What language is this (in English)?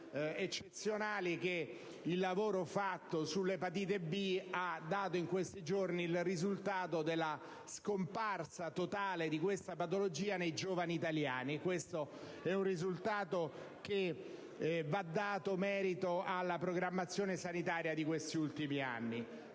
Italian